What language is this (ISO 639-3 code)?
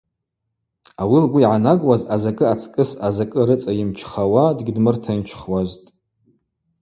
abq